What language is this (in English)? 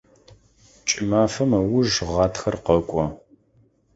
Adyghe